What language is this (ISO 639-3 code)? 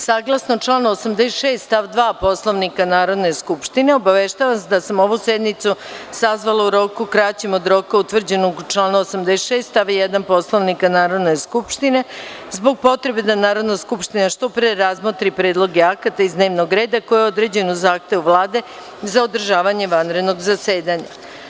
srp